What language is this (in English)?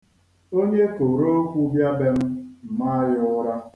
Igbo